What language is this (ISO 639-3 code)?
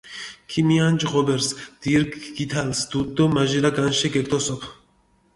xmf